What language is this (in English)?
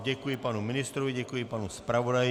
Czech